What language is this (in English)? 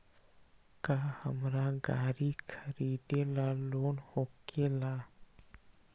Magahi